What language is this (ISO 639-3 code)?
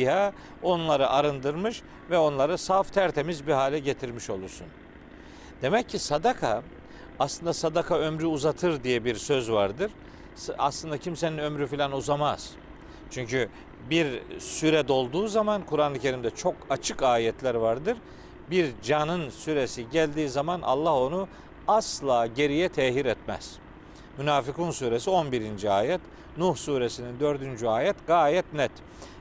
tur